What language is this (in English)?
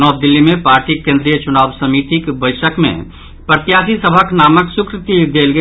Maithili